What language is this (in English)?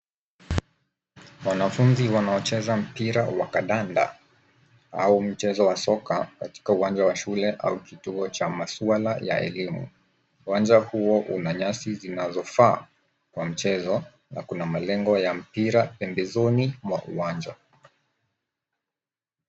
Swahili